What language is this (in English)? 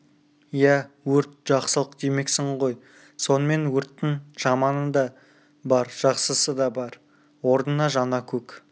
Kazakh